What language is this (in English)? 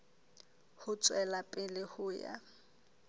Southern Sotho